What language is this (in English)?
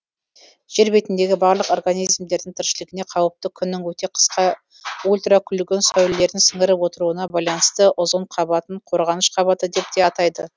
Kazakh